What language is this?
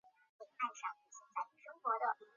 Chinese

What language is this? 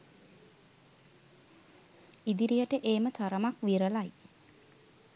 Sinhala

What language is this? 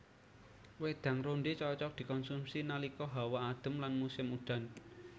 Javanese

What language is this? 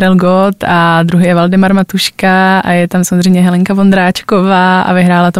Czech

